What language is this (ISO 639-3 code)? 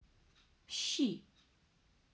rus